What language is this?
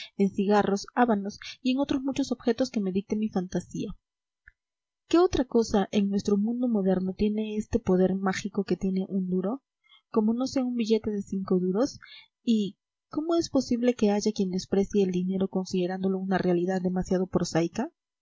Spanish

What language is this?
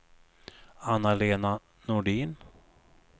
Swedish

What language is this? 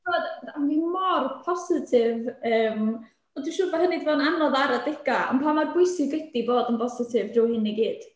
Welsh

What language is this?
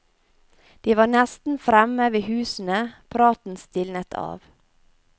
Norwegian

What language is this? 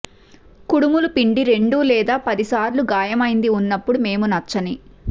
Telugu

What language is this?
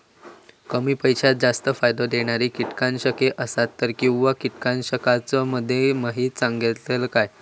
Marathi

